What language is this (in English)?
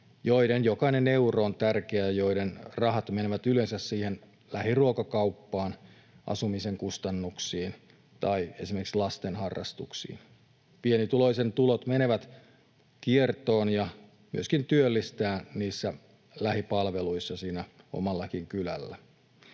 Finnish